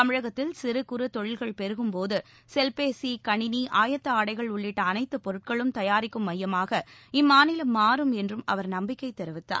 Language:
Tamil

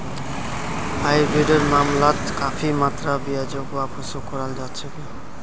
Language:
Magahi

